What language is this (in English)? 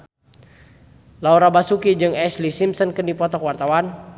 Sundanese